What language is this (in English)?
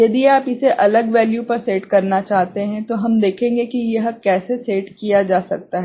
Hindi